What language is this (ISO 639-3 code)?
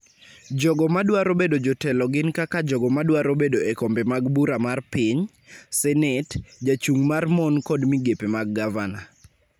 luo